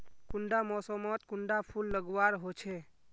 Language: Magahi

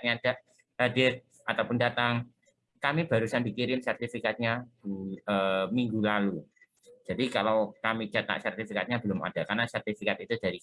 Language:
Indonesian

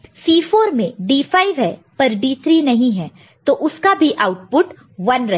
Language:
Hindi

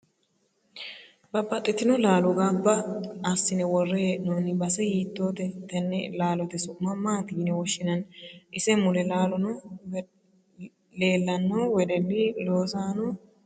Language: Sidamo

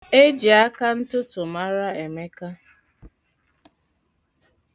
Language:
Igbo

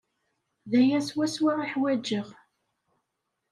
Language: Kabyle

